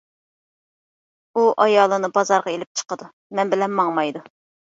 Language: Uyghur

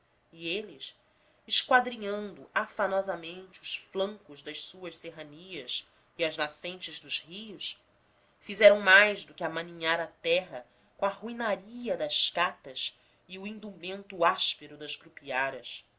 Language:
Portuguese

